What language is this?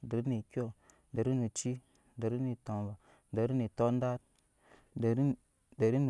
Nyankpa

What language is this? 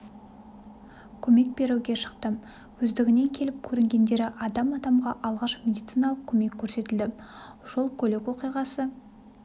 Kazakh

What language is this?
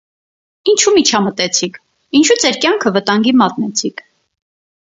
Armenian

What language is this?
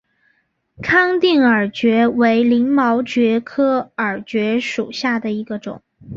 Chinese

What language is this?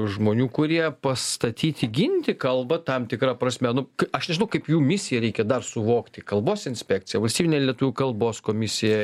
Lithuanian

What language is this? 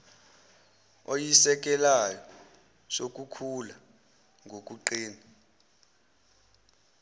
Zulu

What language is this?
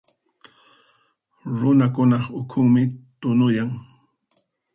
Puno Quechua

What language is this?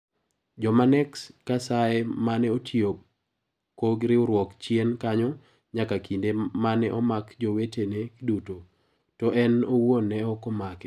Luo (Kenya and Tanzania)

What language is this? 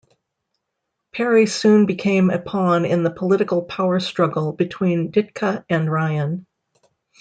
English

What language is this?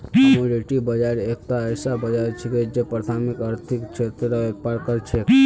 Magahi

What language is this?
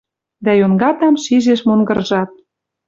Western Mari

